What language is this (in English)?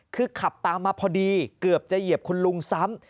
Thai